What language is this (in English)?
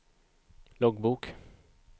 Swedish